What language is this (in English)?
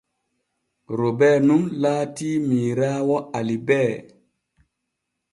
Borgu Fulfulde